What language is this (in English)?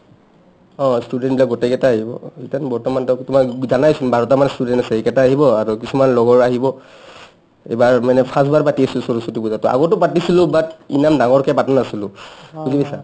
Assamese